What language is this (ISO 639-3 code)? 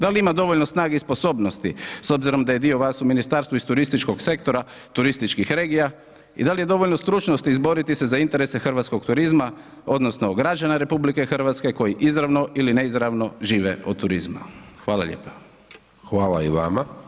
hrv